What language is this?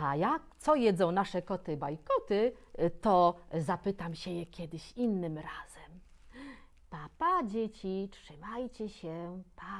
Polish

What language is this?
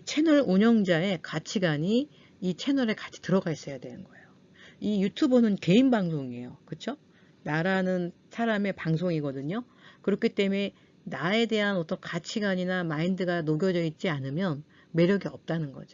Korean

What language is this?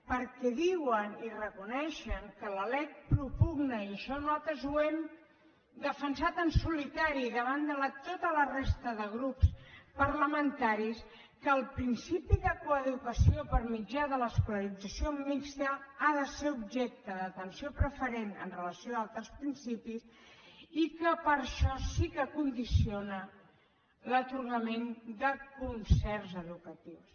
Catalan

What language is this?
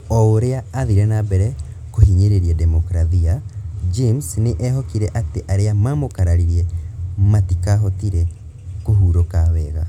Kikuyu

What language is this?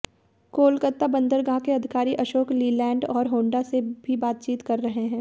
Hindi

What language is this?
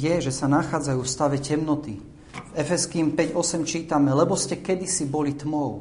Slovak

